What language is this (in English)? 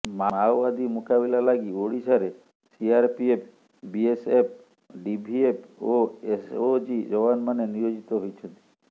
Odia